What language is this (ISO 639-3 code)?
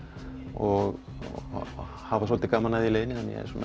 isl